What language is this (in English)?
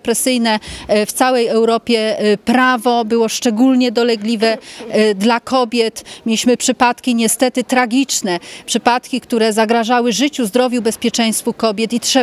Polish